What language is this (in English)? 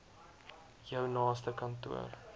Afrikaans